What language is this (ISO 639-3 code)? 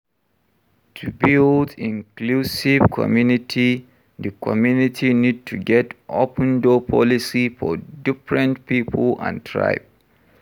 pcm